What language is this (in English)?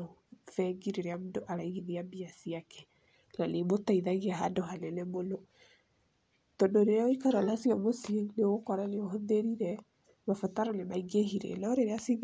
Kikuyu